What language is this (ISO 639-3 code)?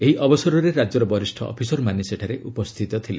ori